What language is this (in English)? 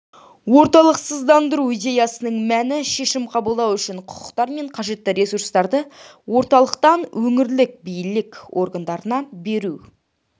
Kazakh